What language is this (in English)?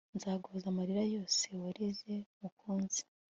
Kinyarwanda